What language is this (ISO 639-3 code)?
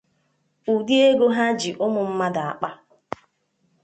ibo